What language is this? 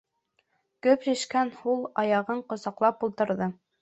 Bashkir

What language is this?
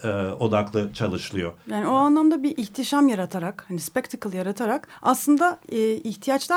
Turkish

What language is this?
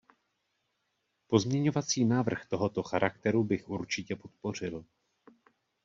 Czech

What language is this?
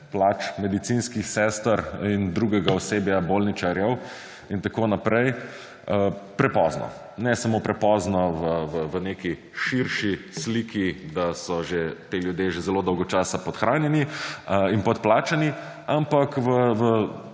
Slovenian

